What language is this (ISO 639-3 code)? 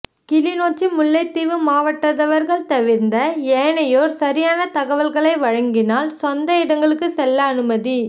tam